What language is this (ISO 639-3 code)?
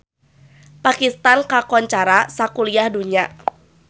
sun